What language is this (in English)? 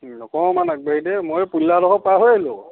Assamese